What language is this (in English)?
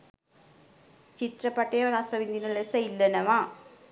Sinhala